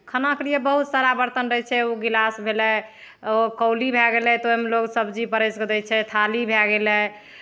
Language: Maithili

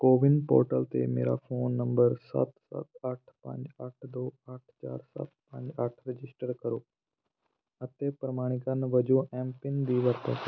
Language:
Punjabi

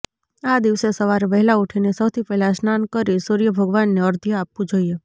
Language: Gujarati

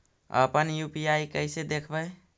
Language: Magahi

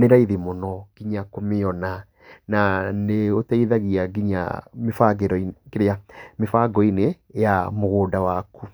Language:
Kikuyu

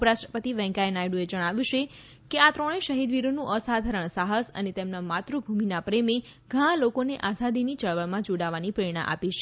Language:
Gujarati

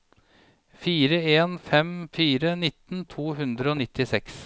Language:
Norwegian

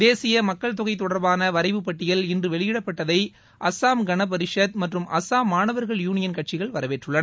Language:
Tamil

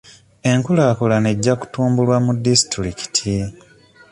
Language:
Ganda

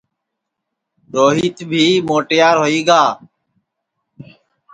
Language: Sansi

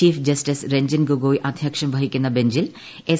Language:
Malayalam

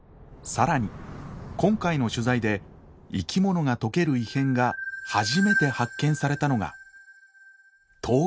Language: Japanese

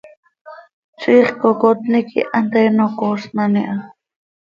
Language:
Seri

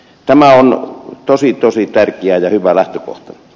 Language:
Finnish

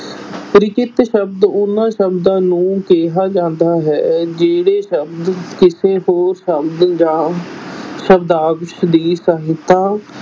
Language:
Punjabi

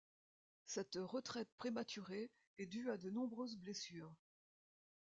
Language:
French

